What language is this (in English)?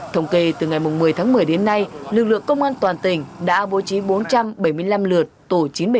Vietnamese